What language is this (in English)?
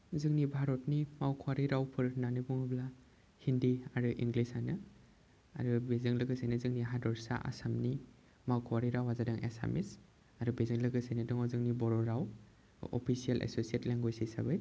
Bodo